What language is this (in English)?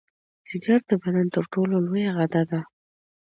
Pashto